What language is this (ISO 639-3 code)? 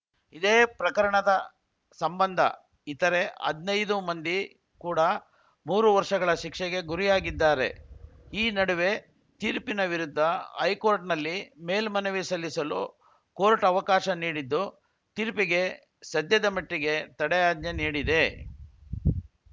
kan